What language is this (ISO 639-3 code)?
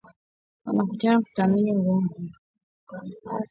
swa